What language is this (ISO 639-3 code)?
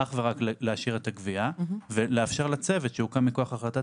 heb